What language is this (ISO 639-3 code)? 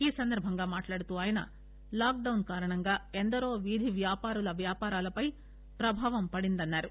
tel